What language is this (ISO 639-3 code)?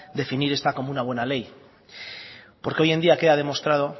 spa